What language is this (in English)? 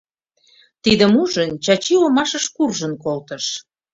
Mari